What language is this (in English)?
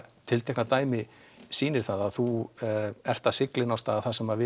Icelandic